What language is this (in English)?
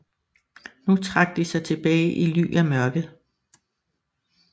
Danish